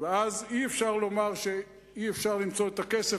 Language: Hebrew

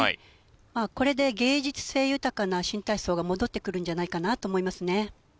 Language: Japanese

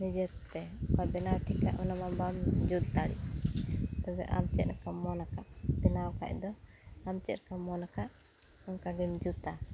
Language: Santali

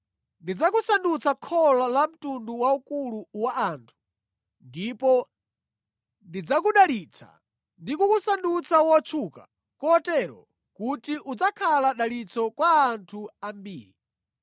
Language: Nyanja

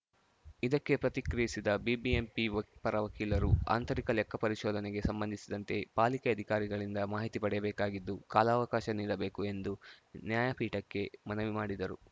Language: Kannada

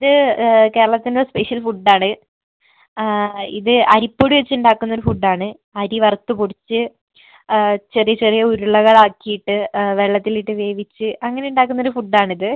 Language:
Malayalam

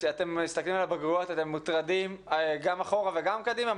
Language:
Hebrew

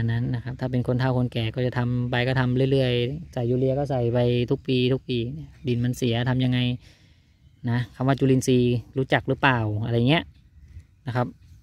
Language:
Thai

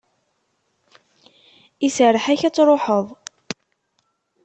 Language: Kabyle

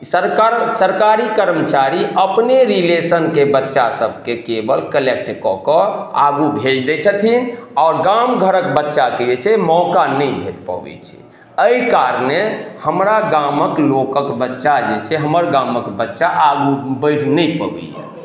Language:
Maithili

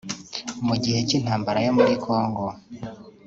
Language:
Kinyarwanda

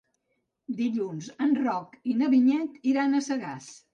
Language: Catalan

